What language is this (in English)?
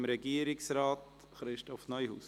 Swiss German